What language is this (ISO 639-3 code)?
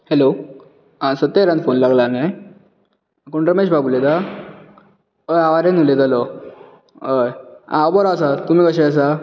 kok